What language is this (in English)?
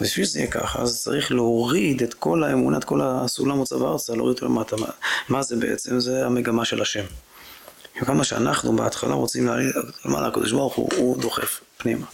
Hebrew